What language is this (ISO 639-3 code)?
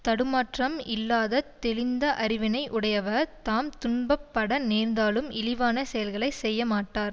tam